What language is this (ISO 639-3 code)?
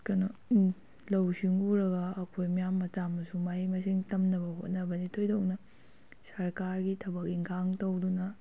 mni